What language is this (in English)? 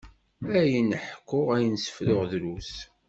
Kabyle